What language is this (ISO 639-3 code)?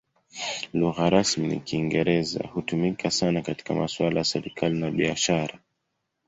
swa